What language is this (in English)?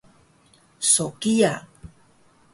Taroko